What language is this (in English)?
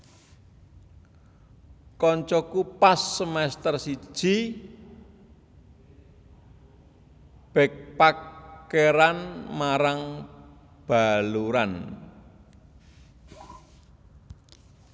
Javanese